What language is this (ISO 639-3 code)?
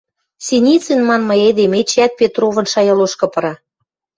mrj